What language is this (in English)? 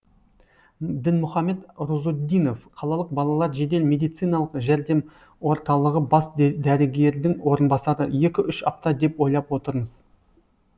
Kazakh